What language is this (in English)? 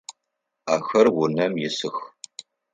Adyghe